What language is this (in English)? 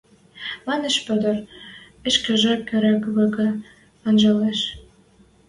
Western Mari